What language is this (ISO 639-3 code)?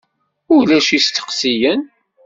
kab